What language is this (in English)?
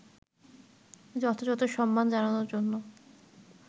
Bangla